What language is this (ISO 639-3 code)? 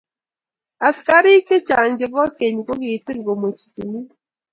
kln